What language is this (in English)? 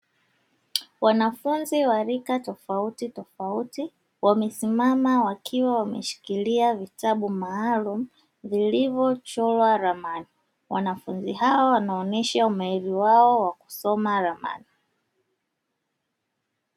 Swahili